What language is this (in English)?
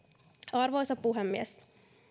Finnish